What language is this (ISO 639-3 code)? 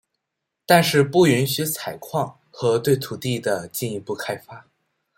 zho